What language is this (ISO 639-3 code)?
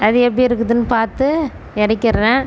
tam